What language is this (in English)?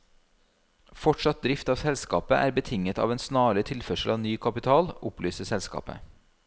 Norwegian